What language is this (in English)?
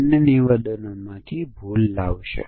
Gujarati